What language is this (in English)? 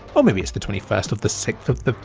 English